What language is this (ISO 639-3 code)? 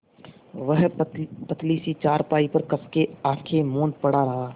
hin